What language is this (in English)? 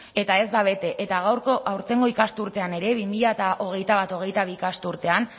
Basque